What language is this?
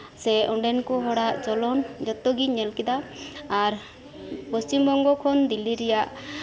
Santali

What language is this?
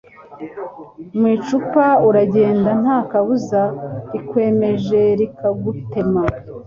Kinyarwanda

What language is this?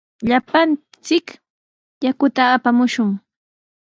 Sihuas Ancash Quechua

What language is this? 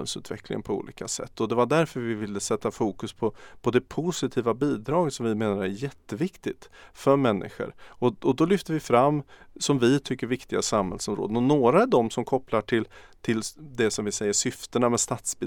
Swedish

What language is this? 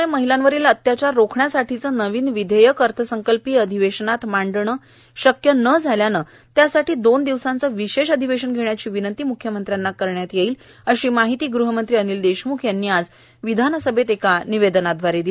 Marathi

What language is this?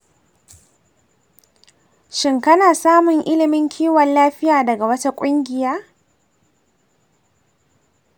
Hausa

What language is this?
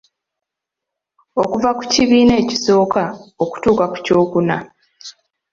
Ganda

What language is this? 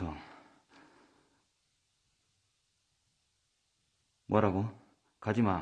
Korean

